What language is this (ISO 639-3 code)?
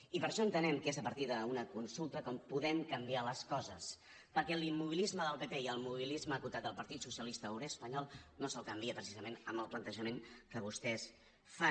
cat